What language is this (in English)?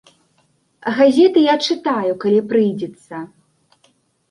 Belarusian